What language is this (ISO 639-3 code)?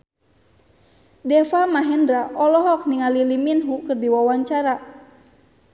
sun